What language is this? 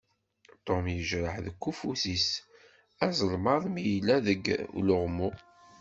Kabyle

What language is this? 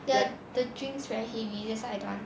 English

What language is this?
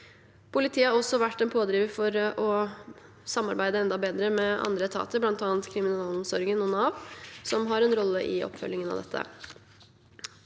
Norwegian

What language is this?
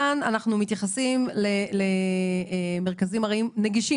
Hebrew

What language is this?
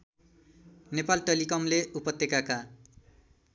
Nepali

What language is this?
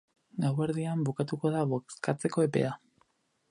Basque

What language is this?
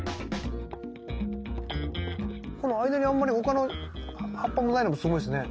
Japanese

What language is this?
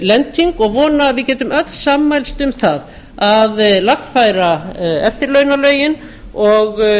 Icelandic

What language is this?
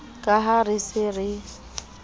Southern Sotho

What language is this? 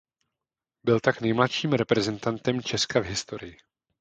Czech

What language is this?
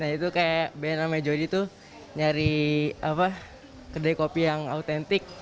Indonesian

